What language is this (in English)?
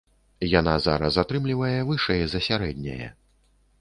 Belarusian